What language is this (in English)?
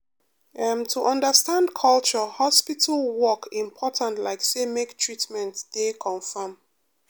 Nigerian Pidgin